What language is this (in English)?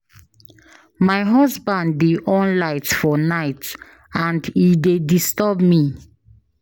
Nigerian Pidgin